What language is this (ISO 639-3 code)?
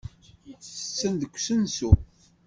kab